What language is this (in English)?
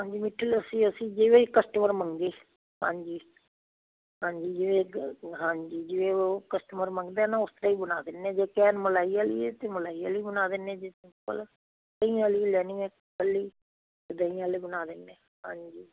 Punjabi